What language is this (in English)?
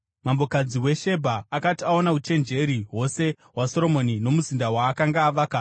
Shona